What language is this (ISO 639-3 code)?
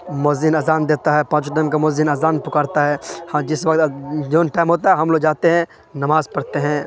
urd